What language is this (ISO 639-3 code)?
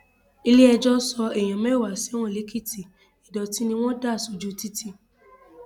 yor